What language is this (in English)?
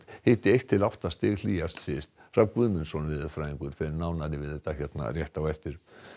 Icelandic